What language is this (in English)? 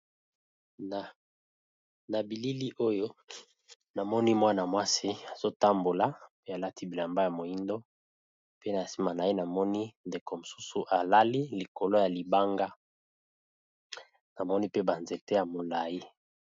Lingala